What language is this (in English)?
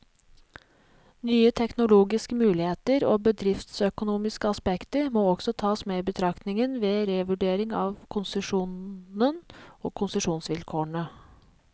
Norwegian